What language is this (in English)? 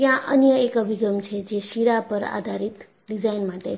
Gujarati